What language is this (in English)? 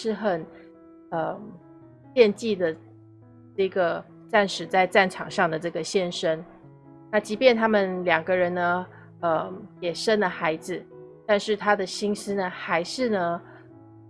Chinese